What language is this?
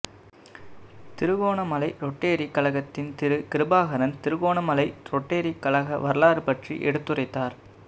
Tamil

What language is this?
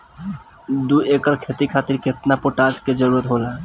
Bhojpuri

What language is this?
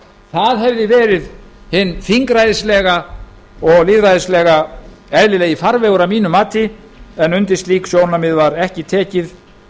Icelandic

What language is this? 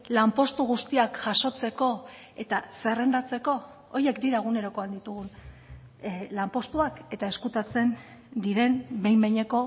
Basque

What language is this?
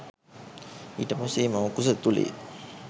Sinhala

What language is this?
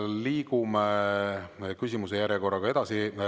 Estonian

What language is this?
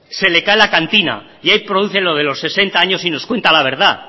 Spanish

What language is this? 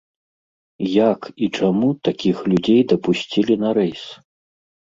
Belarusian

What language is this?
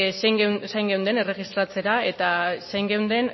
Basque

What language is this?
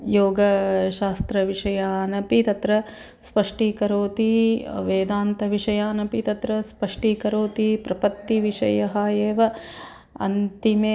Sanskrit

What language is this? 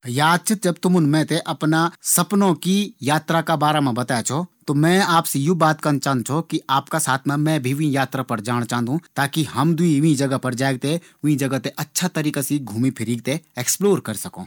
Garhwali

